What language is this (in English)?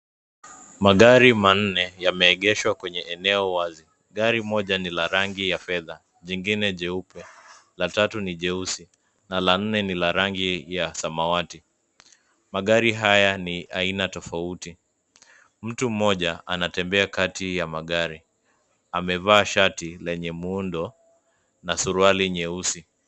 Swahili